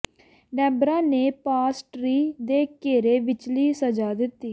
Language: Punjabi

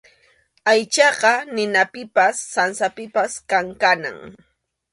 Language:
Arequipa-La Unión Quechua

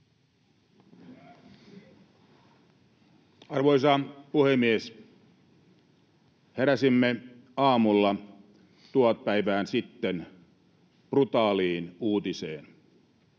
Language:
Finnish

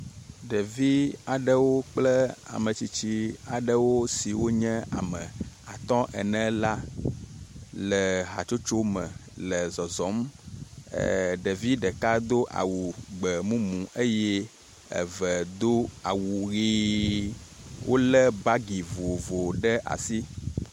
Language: Ewe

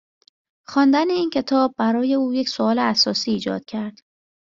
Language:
Persian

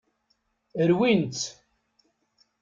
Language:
Kabyle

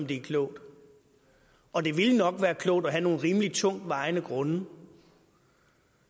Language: Danish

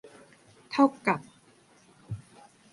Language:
Thai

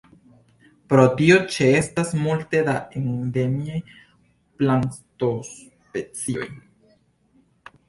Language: Esperanto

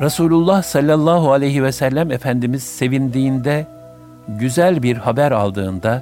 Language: Turkish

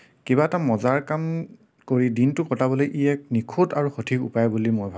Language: Assamese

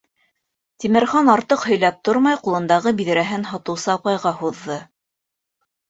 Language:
Bashkir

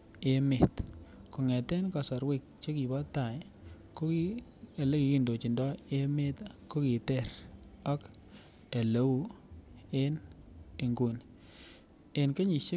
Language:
Kalenjin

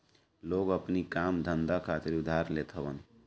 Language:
Bhojpuri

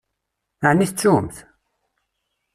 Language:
Kabyle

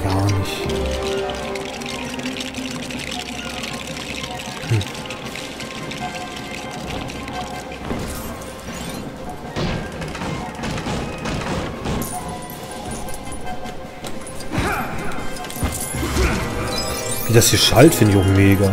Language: German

